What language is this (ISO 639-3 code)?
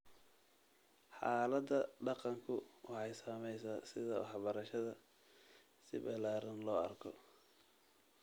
som